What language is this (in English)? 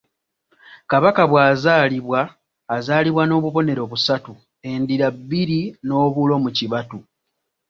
Ganda